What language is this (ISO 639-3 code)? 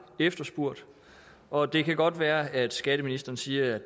dan